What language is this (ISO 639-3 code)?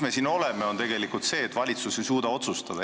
est